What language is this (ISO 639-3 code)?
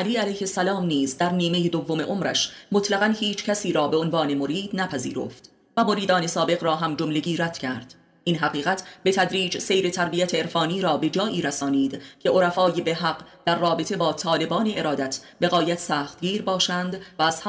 fas